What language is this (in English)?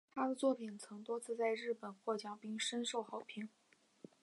Chinese